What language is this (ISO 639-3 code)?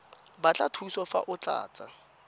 tsn